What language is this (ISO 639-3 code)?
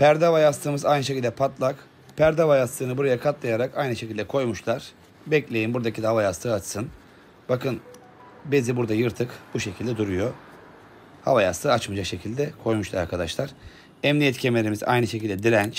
tur